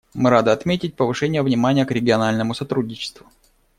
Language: Russian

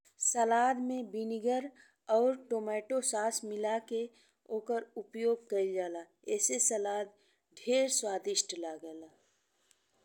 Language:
Bhojpuri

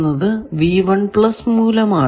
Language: Malayalam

